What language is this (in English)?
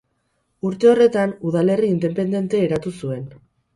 Basque